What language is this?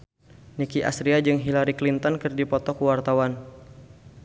Sundanese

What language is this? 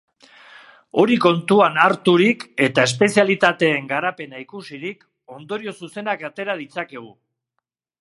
Basque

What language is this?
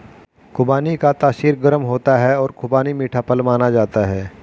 Hindi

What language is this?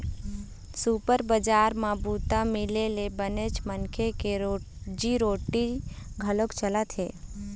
Chhattisgarhi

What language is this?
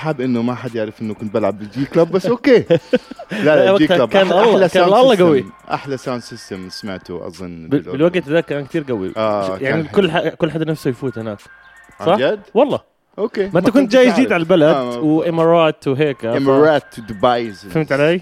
Arabic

